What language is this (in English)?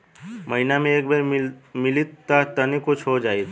Bhojpuri